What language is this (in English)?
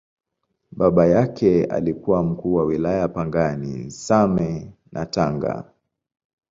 Swahili